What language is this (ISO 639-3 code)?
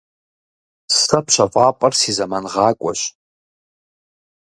kbd